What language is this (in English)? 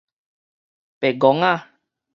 Min Nan Chinese